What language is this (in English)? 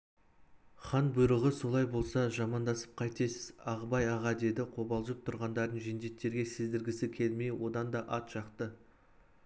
Kazakh